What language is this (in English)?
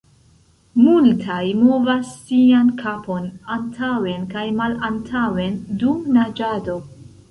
Esperanto